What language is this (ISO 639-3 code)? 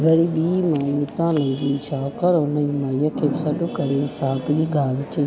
snd